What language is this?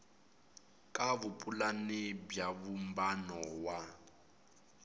Tsonga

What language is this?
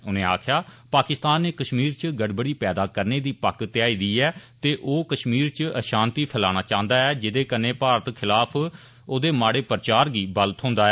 Dogri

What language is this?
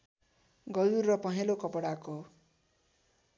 Nepali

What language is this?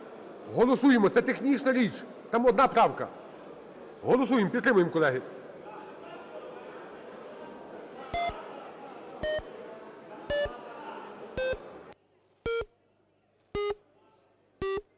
Ukrainian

